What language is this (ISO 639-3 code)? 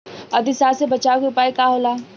bho